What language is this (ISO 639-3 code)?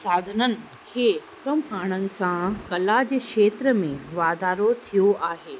snd